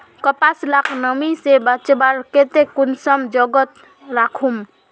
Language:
Magahi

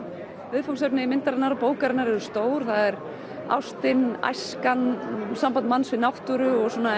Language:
Icelandic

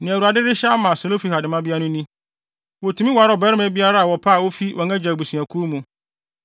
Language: Akan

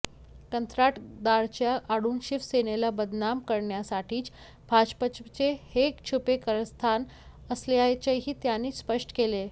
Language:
Marathi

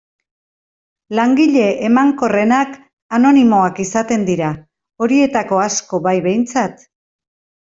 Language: Basque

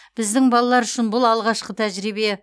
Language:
Kazakh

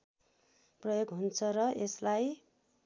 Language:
Nepali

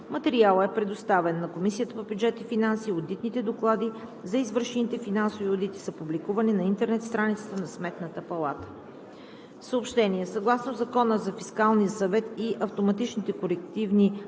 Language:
Bulgarian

